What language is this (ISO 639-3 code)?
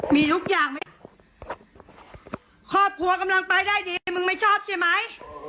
tha